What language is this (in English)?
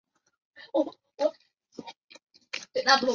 Chinese